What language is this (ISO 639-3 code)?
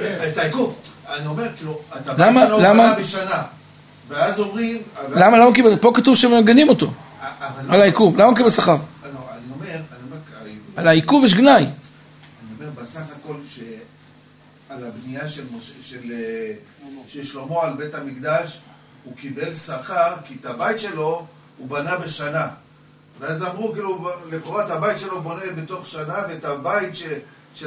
heb